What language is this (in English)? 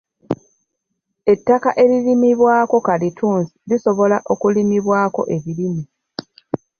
Ganda